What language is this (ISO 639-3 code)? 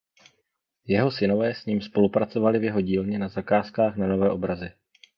ces